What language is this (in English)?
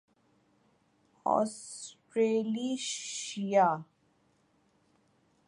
Urdu